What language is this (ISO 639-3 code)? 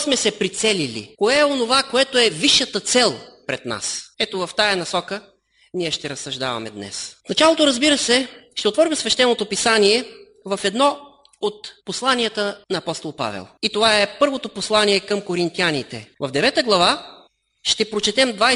bul